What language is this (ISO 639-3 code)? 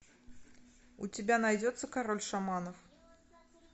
rus